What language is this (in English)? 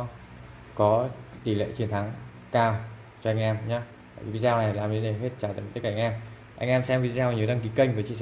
Vietnamese